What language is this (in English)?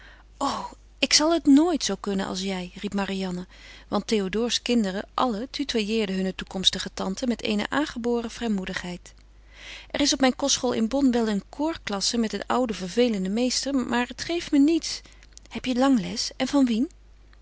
Dutch